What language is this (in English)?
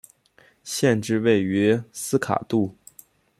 Chinese